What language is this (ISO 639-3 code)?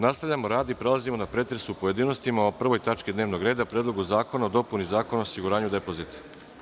srp